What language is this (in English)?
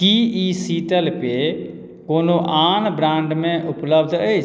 Maithili